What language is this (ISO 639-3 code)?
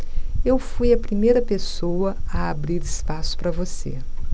por